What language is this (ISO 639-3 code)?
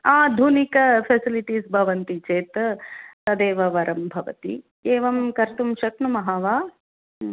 san